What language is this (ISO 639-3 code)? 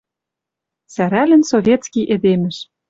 mrj